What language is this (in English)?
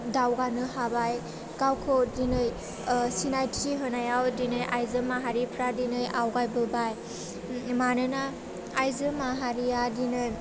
Bodo